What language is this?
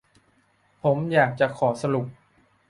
Thai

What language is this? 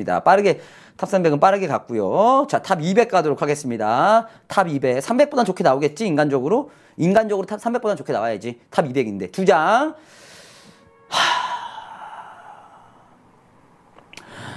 Korean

